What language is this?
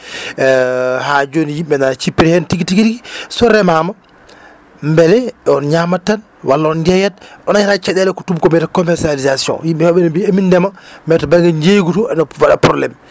Fula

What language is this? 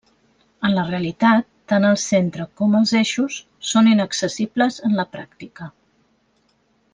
Catalan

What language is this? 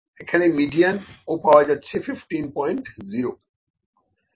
Bangla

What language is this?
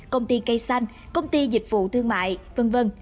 Vietnamese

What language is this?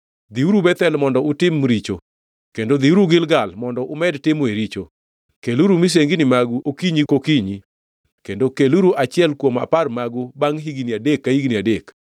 Luo (Kenya and Tanzania)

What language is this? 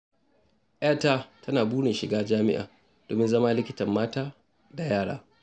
Hausa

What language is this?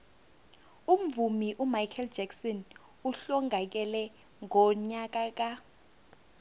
South Ndebele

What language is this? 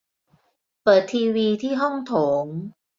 Thai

